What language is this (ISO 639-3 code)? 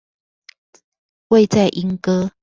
zho